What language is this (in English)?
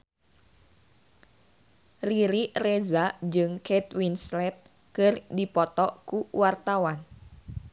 Sundanese